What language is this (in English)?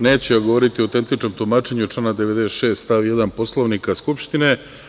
Serbian